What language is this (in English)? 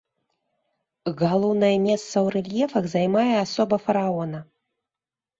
Belarusian